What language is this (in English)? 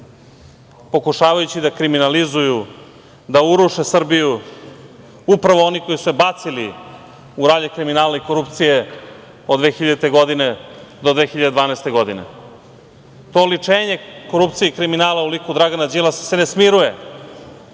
Serbian